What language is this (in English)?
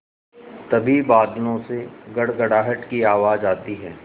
Hindi